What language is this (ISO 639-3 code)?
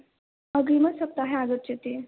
san